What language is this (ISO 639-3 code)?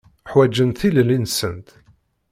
kab